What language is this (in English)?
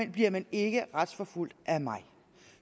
Danish